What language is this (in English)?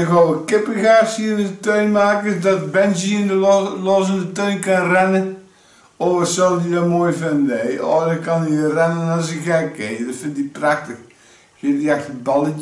Dutch